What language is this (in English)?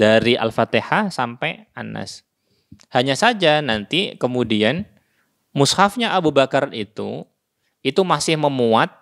Indonesian